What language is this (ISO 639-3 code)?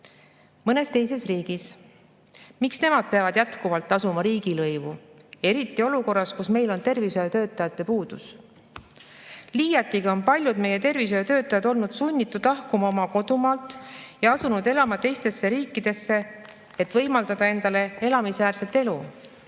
est